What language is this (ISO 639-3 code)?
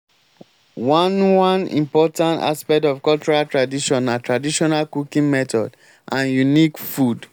pcm